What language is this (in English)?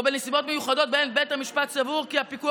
Hebrew